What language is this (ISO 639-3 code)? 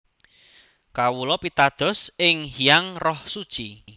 jav